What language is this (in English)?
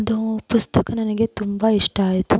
Kannada